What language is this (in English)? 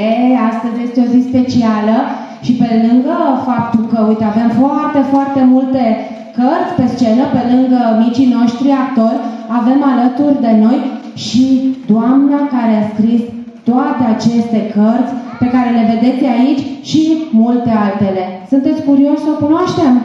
Romanian